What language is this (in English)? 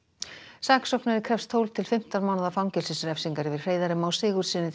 Icelandic